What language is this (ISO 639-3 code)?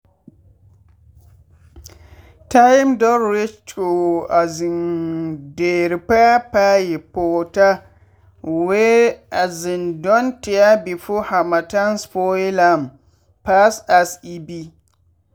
pcm